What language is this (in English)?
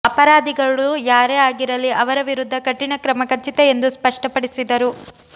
Kannada